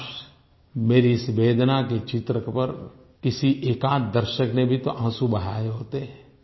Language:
Hindi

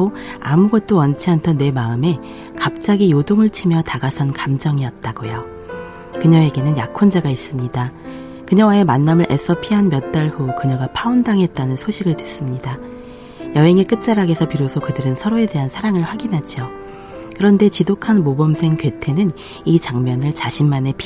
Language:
Korean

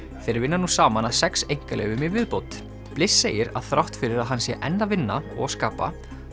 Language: Icelandic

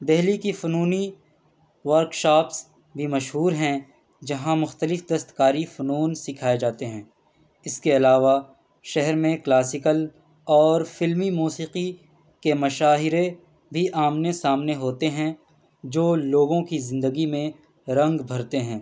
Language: Urdu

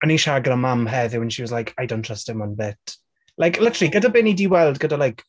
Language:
Welsh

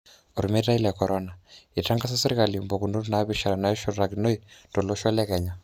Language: Masai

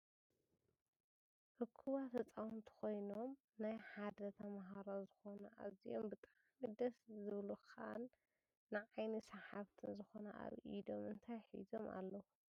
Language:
Tigrinya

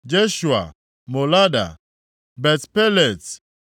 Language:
Igbo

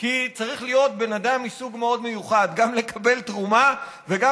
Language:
Hebrew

